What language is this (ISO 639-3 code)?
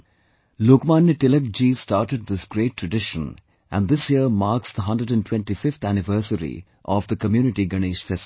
eng